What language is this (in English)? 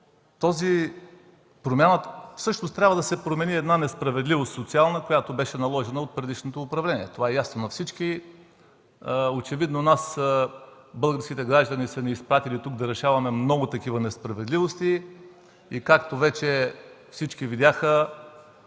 Bulgarian